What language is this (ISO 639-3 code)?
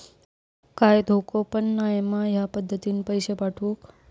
mar